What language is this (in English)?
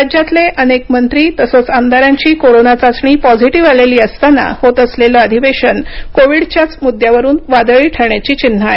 Marathi